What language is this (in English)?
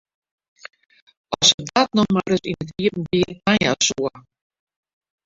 Western Frisian